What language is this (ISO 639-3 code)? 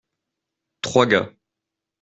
fra